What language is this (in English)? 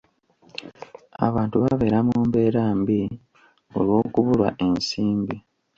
Ganda